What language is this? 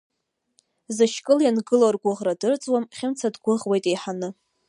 Abkhazian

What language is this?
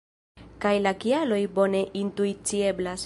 Esperanto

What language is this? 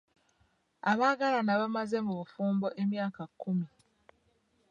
Ganda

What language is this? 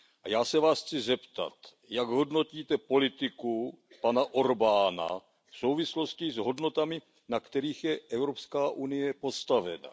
Czech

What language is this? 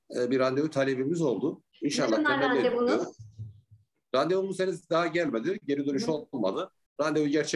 Turkish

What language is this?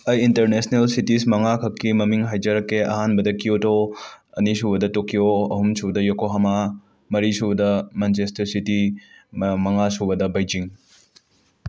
Manipuri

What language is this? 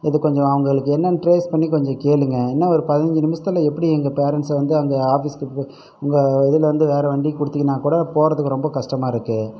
Tamil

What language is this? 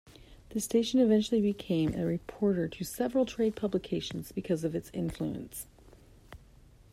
English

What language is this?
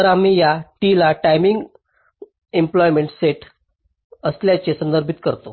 Marathi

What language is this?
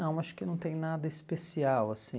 Portuguese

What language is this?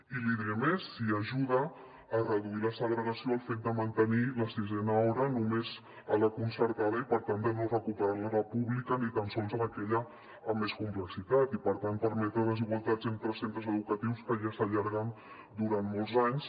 Catalan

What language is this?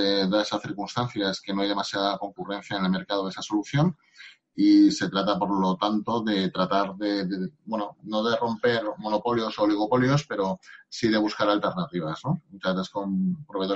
Spanish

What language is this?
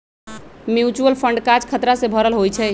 Magahi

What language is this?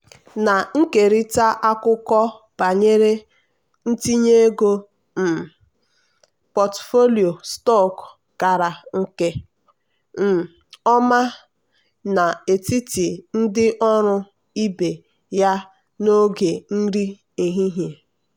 Igbo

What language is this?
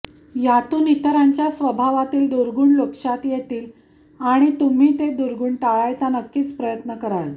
Marathi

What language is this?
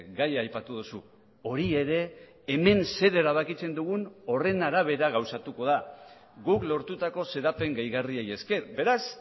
Basque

